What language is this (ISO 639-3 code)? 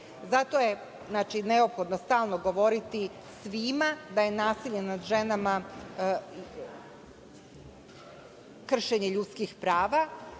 srp